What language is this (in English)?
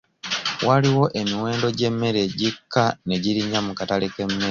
Ganda